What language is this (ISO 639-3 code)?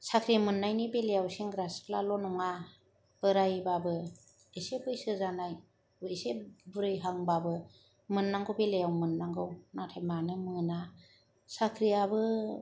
brx